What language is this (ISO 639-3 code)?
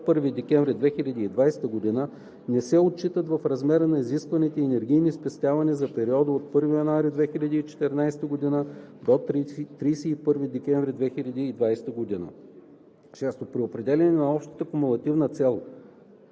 bul